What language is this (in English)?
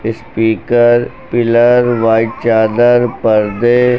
Hindi